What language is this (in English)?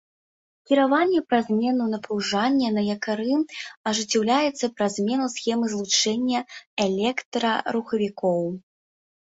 Belarusian